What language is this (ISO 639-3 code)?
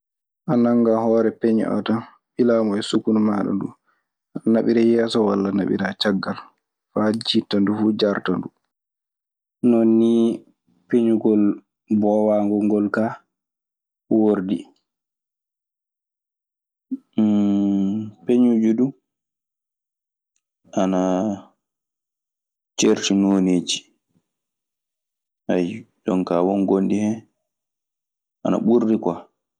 ffm